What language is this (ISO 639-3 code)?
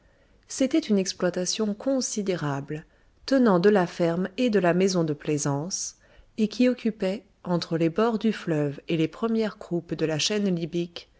fra